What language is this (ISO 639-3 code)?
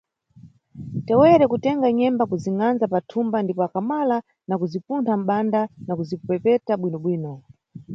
nyu